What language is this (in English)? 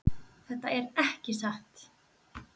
Icelandic